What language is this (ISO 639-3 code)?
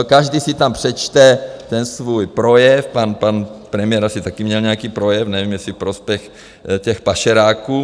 ces